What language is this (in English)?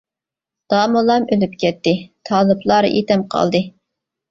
Uyghur